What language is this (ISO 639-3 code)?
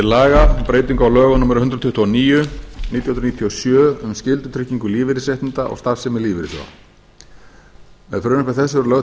isl